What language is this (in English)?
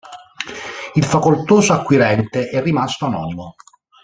Italian